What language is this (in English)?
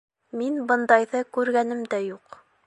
Bashkir